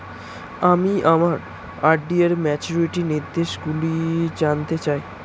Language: Bangla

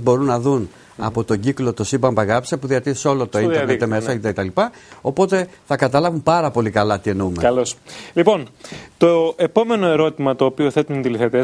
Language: Greek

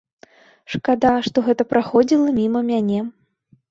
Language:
Belarusian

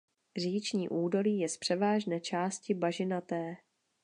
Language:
Czech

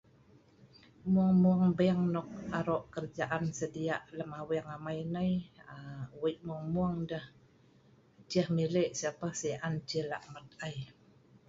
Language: Sa'ban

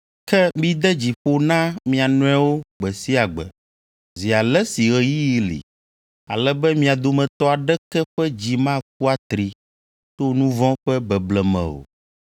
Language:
Ewe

